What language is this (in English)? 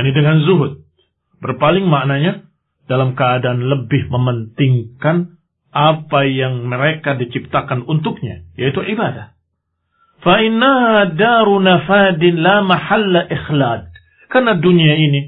Indonesian